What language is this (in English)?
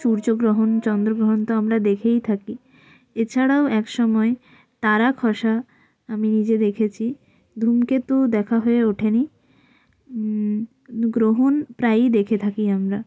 Bangla